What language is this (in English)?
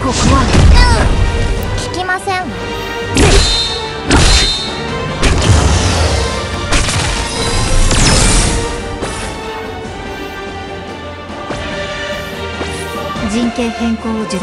Japanese